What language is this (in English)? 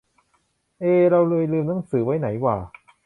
Thai